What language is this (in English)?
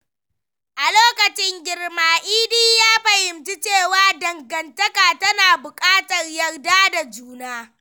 Hausa